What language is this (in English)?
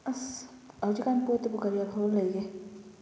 Manipuri